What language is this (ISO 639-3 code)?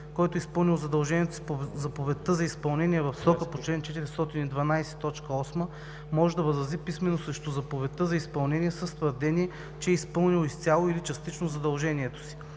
bul